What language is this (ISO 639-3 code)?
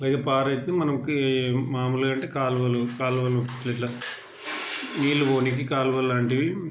tel